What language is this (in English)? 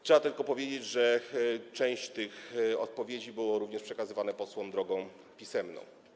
Polish